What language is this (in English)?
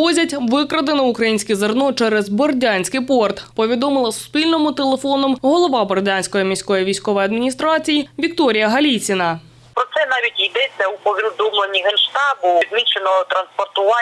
Ukrainian